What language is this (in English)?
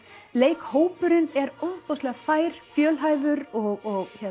Icelandic